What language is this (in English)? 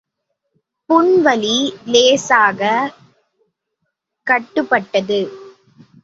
Tamil